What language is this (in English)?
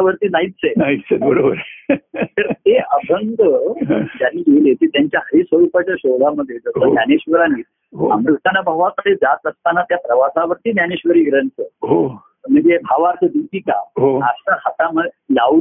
Marathi